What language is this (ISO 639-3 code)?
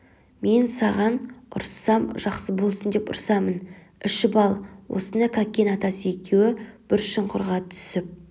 kaz